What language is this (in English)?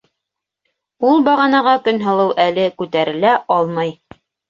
Bashkir